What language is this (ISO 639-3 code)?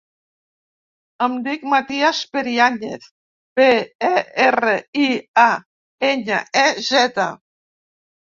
cat